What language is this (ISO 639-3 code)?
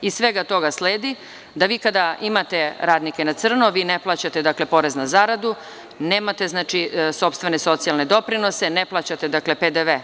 srp